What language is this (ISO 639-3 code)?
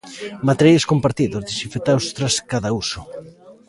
glg